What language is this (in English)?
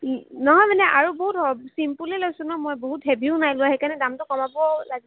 Assamese